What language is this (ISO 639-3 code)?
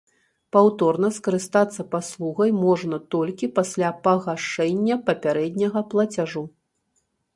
bel